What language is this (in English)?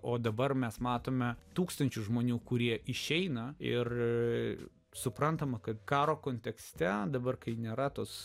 Lithuanian